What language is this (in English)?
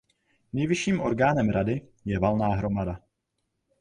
Czech